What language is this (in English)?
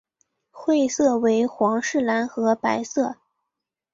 Chinese